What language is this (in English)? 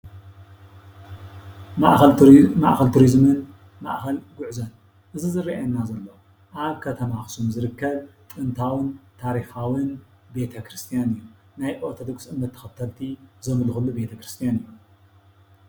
Tigrinya